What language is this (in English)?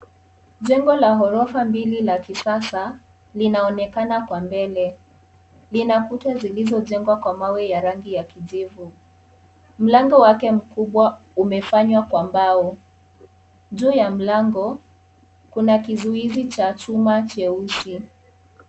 Swahili